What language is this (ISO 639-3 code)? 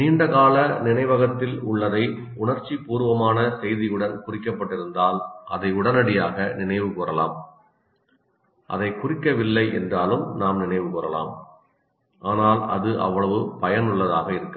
tam